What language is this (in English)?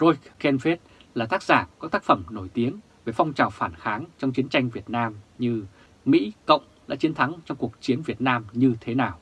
Vietnamese